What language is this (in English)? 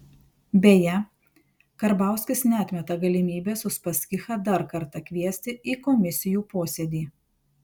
Lithuanian